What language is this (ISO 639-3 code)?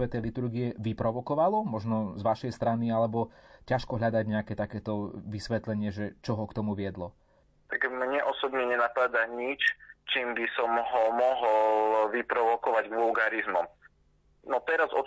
slk